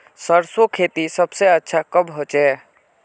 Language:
Magahi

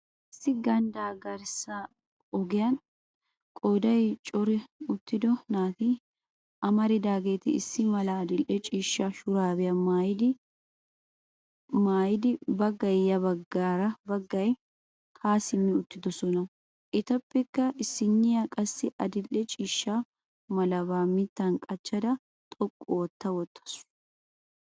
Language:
Wolaytta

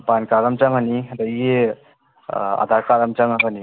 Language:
Manipuri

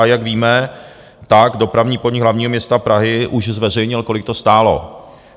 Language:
Czech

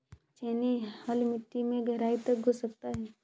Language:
Hindi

